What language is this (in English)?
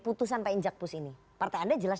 Indonesian